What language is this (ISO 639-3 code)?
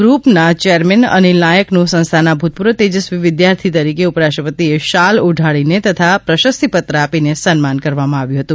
guj